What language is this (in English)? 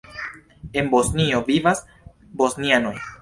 Esperanto